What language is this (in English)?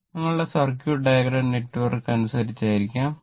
Malayalam